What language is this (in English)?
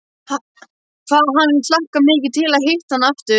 Icelandic